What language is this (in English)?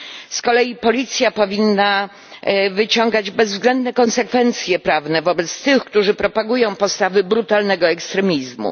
Polish